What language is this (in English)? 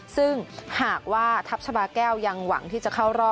Thai